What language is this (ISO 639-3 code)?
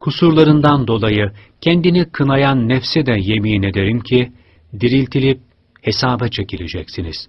tur